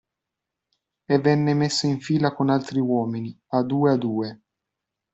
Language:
Italian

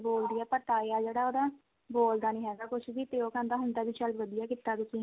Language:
Punjabi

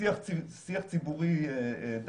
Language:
Hebrew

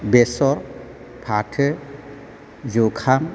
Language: Bodo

